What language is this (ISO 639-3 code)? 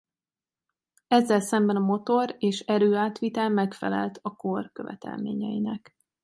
hun